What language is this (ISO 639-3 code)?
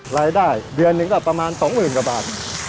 tha